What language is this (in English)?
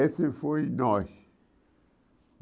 Portuguese